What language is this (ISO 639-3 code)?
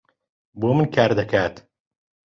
ckb